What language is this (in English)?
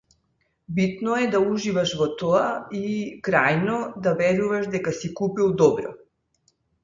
Macedonian